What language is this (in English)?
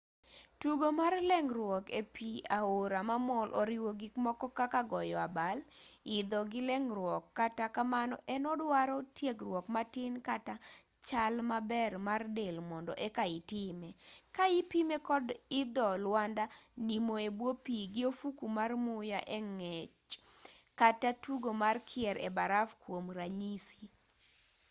Luo (Kenya and Tanzania)